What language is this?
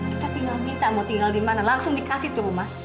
Indonesian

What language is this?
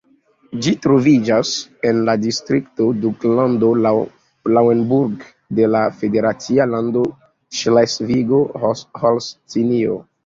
Esperanto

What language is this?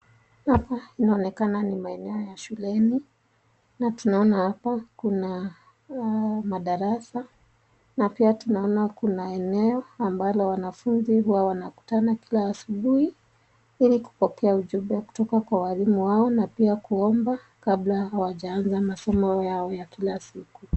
Swahili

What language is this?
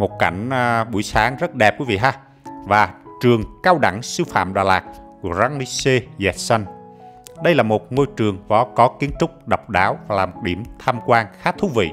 Vietnamese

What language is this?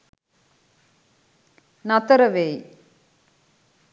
Sinhala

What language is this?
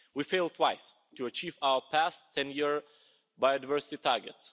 English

